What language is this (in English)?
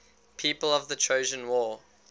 English